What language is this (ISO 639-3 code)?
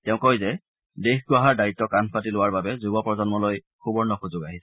asm